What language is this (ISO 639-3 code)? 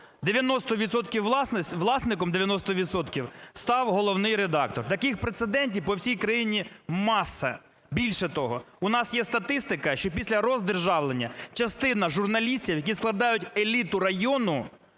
ukr